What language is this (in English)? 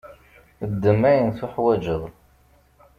Kabyle